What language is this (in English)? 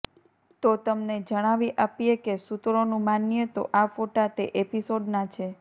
Gujarati